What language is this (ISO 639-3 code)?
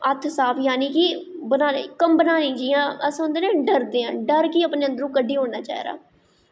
doi